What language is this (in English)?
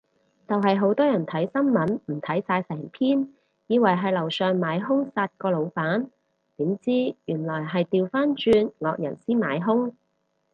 Cantonese